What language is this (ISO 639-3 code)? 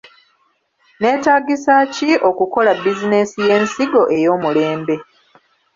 lug